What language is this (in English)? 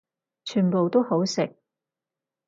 Cantonese